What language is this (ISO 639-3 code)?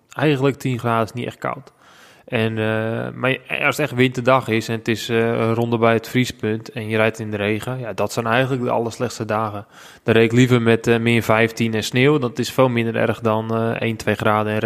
nld